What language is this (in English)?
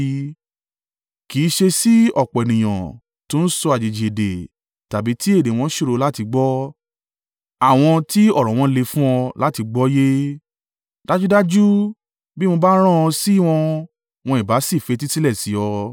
Yoruba